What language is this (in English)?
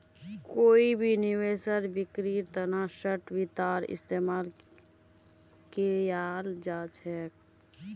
Magahi